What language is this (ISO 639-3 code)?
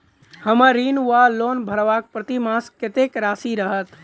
mai